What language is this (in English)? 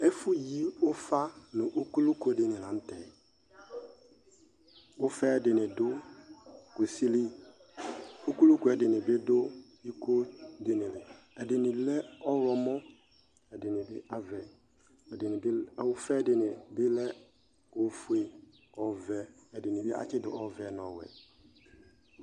Ikposo